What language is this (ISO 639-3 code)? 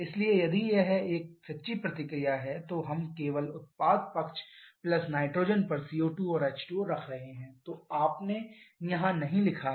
hin